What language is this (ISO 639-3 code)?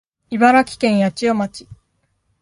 jpn